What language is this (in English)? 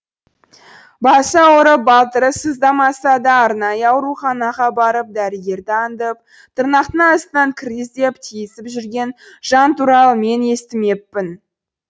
Kazakh